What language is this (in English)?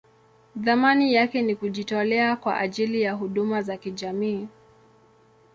Swahili